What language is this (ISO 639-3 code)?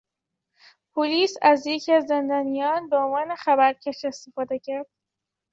fas